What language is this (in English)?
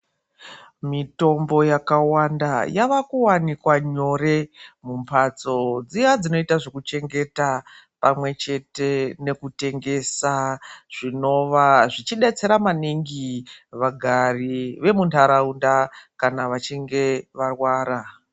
Ndau